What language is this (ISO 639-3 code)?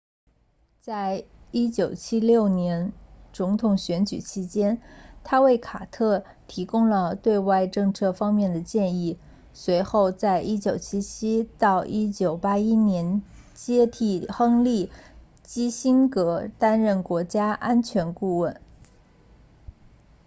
zho